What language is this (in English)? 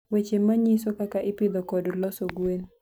Luo (Kenya and Tanzania)